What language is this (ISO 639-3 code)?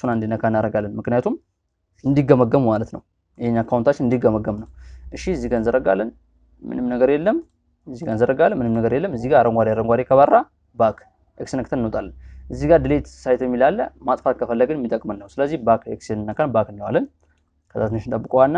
ara